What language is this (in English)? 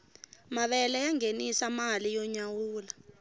Tsonga